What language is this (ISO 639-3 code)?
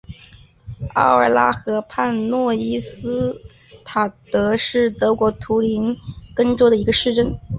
zho